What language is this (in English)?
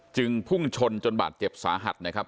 Thai